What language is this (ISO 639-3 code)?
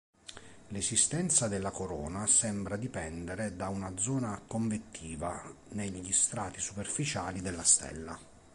ita